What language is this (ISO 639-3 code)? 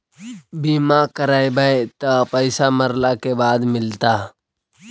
mag